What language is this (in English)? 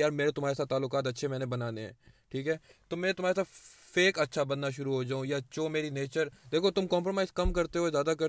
Urdu